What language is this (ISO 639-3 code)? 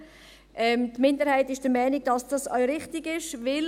gsw